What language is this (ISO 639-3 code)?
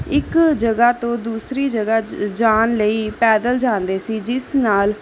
pan